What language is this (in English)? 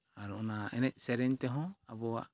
Santali